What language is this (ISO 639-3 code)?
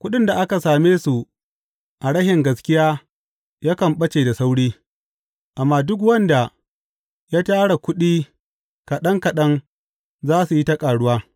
hau